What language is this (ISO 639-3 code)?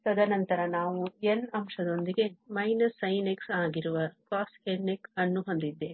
kan